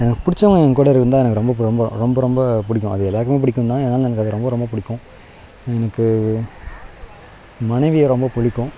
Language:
Tamil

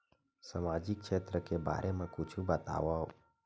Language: Chhattisgarhi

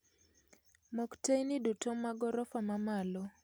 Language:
Luo (Kenya and Tanzania)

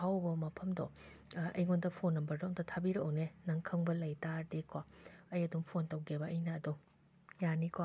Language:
Manipuri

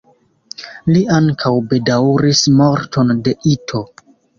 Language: Esperanto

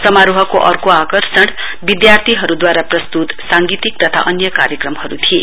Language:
Nepali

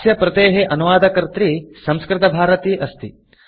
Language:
Sanskrit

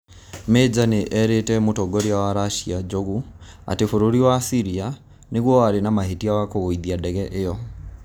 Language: Kikuyu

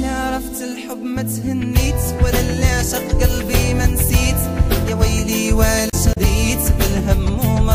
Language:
Arabic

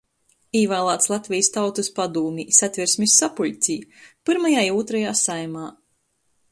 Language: Latgalian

